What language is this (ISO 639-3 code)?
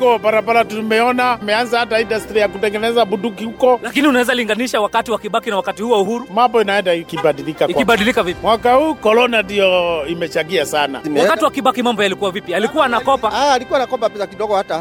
swa